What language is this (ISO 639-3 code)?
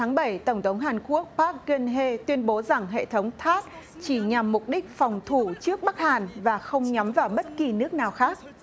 vie